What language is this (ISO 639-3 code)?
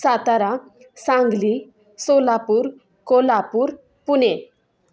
mar